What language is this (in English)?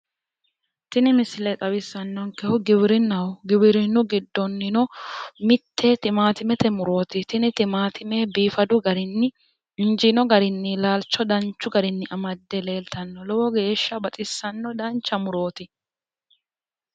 Sidamo